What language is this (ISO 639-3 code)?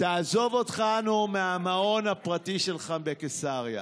heb